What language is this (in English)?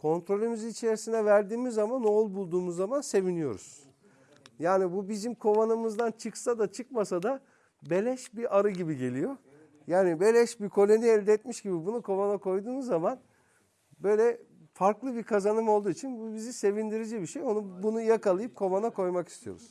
Turkish